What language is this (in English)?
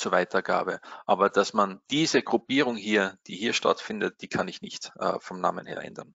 German